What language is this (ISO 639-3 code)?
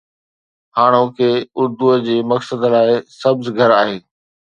snd